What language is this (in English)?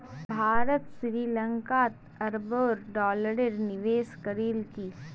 Magahi